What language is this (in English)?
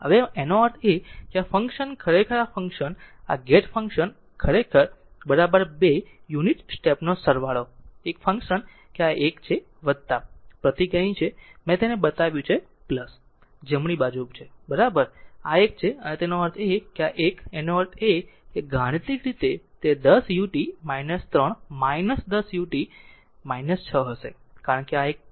Gujarati